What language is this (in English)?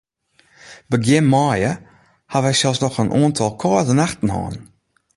Western Frisian